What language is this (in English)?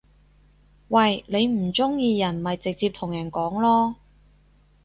Cantonese